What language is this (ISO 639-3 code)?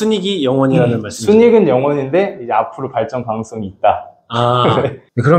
kor